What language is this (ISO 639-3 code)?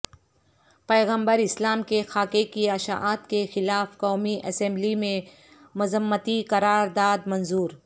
urd